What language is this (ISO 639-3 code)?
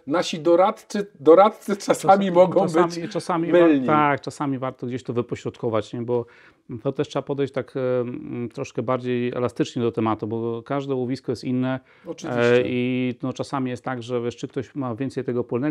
pol